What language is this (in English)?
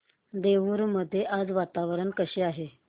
Marathi